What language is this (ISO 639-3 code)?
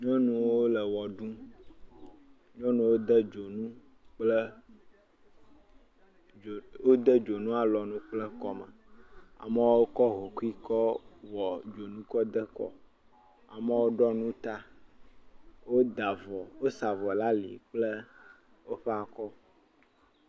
ewe